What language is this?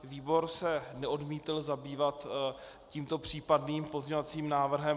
Czech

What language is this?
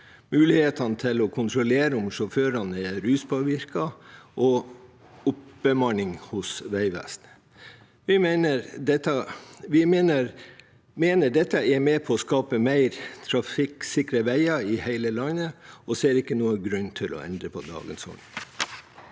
Norwegian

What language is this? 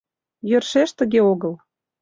Mari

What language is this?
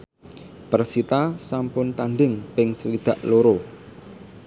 Javanese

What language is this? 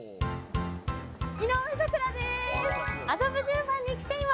Japanese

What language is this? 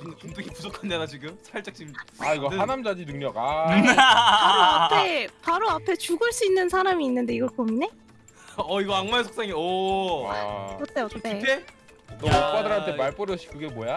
Korean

